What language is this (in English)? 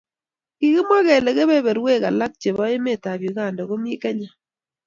Kalenjin